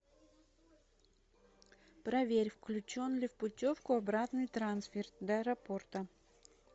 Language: Russian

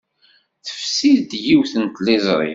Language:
Kabyle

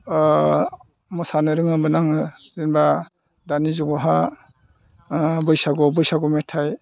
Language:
Bodo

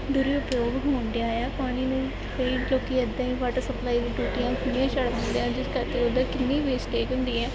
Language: Punjabi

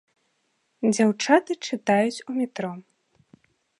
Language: Belarusian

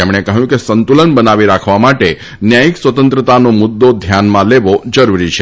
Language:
Gujarati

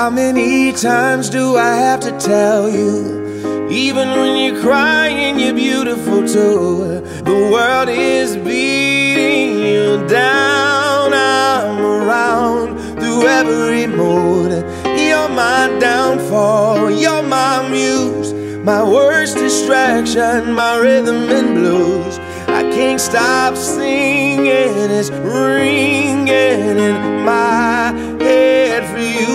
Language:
English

